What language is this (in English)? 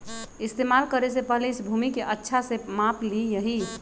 Magahi